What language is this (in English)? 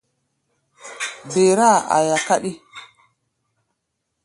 Gbaya